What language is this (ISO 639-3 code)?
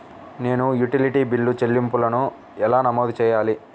tel